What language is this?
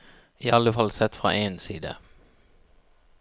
Norwegian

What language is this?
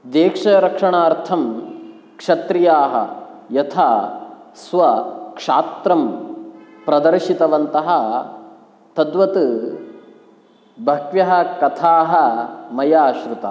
Sanskrit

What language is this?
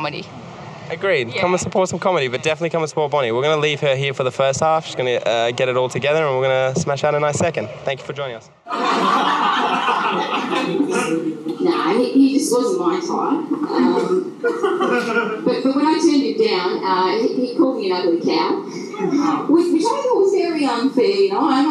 English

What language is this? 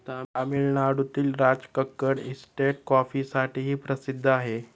Marathi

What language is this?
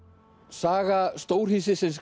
Icelandic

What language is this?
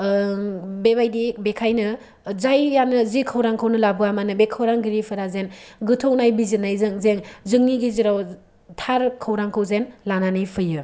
Bodo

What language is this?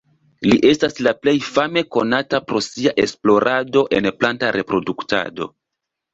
Esperanto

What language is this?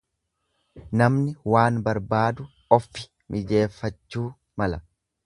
Oromo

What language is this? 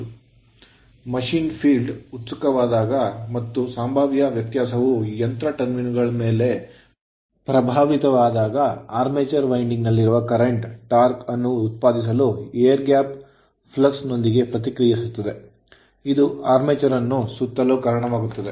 Kannada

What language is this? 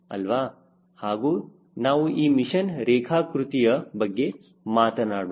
Kannada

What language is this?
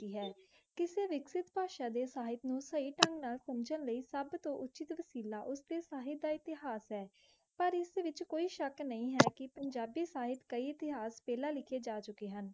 Punjabi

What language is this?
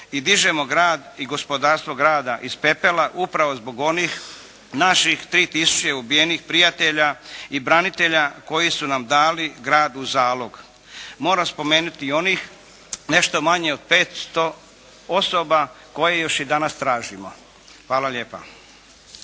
Croatian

